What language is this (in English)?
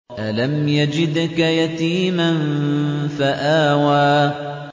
Arabic